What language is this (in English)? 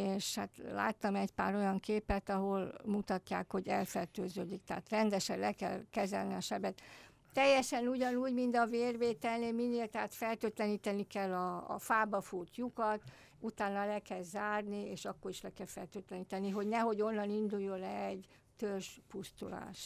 Hungarian